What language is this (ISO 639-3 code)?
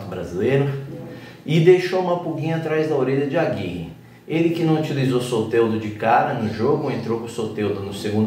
por